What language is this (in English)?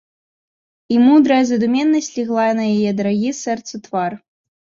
Belarusian